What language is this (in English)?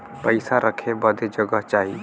Bhojpuri